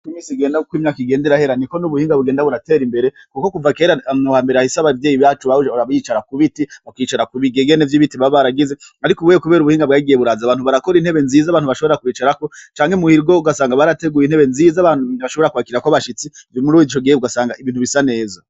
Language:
Rundi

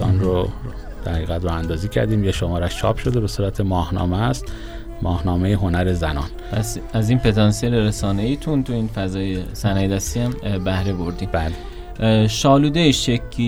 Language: Persian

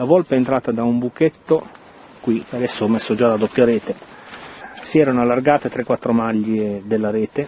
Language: Italian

